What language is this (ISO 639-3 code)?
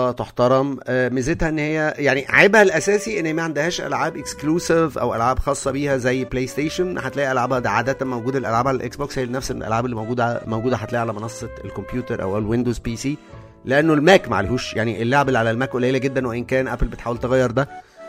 ara